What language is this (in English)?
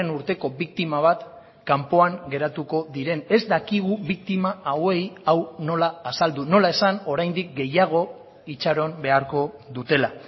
Basque